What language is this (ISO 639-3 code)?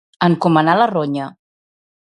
cat